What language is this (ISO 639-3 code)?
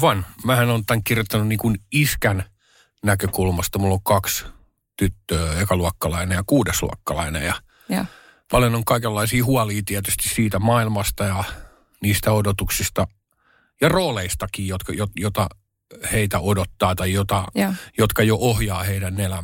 fin